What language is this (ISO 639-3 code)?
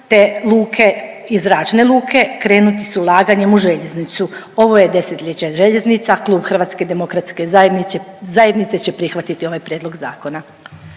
hrv